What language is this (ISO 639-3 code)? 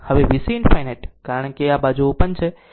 guj